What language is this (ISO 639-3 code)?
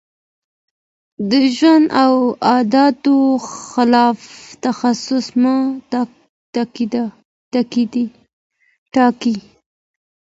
pus